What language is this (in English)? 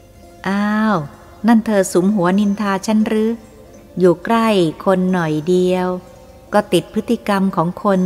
Thai